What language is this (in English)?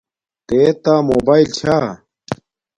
Domaaki